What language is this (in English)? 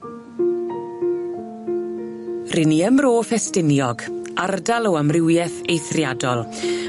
Welsh